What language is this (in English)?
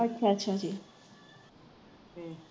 Punjabi